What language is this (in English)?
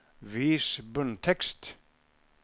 Norwegian